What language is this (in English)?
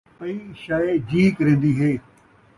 Saraiki